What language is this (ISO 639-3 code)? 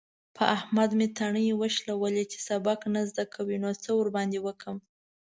pus